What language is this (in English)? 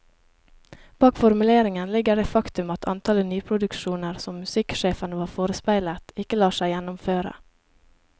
Norwegian